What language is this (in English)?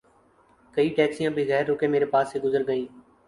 Urdu